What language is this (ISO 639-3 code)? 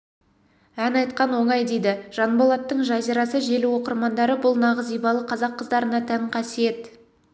kaz